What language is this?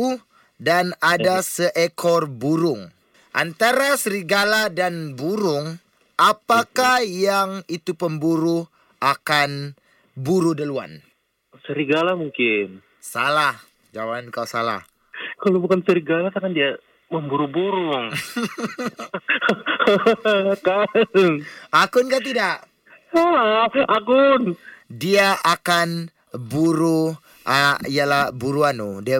Malay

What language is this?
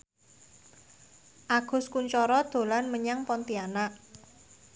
Javanese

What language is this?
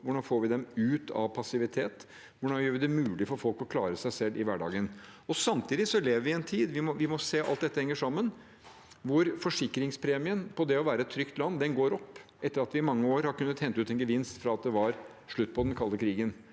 Norwegian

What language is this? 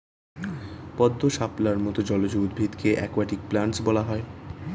Bangla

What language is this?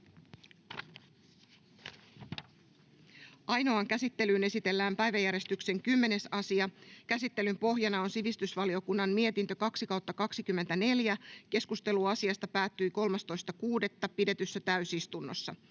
Finnish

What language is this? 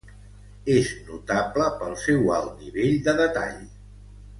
Catalan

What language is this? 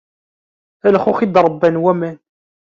Kabyle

